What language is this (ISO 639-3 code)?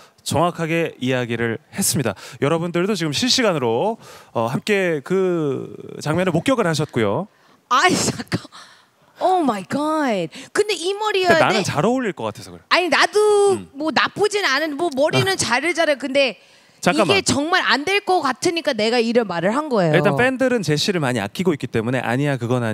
kor